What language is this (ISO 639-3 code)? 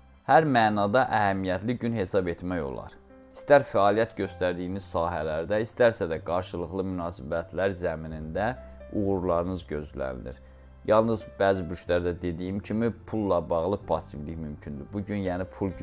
tur